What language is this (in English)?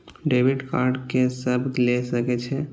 Maithili